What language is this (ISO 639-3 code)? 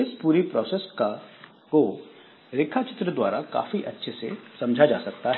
hin